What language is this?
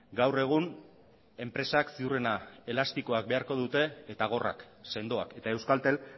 Basque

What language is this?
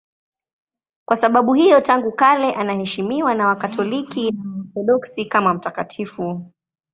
Swahili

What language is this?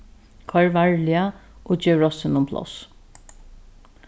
Faroese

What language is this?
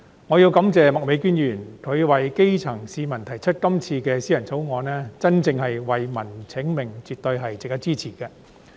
Cantonese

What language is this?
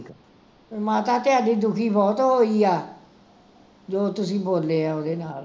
Punjabi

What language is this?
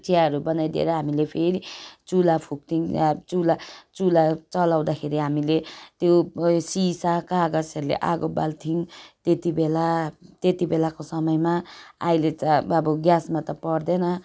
Nepali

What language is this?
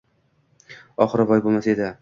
Uzbek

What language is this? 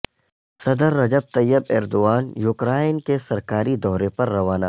Urdu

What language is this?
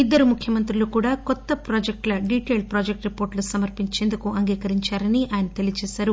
Telugu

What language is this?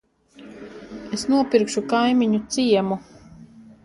Latvian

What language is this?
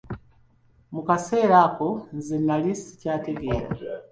Ganda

